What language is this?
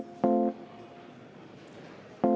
Estonian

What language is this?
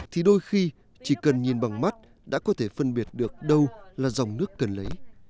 Vietnamese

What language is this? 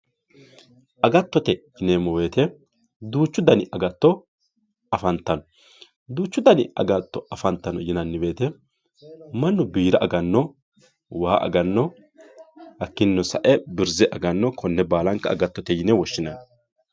Sidamo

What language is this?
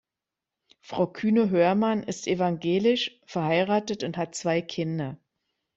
German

